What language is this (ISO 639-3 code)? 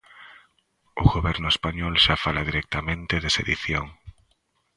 glg